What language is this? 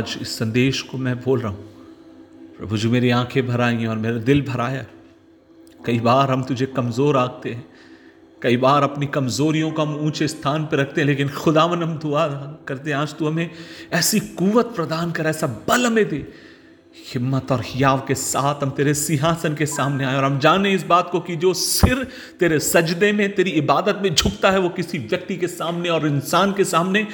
Hindi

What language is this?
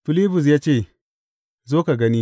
Hausa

